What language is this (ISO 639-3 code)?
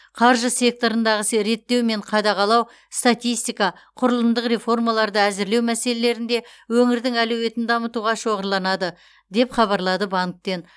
kaz